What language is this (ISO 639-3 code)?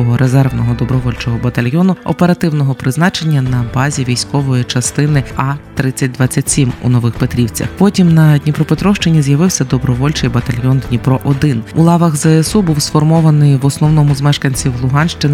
ukr